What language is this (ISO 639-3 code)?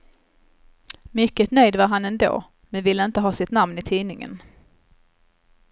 swe